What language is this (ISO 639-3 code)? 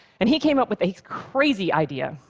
eng